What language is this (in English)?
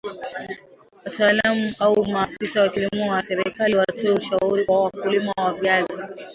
Swahili